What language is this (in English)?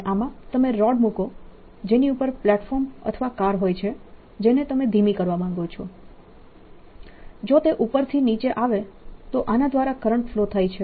Gujarati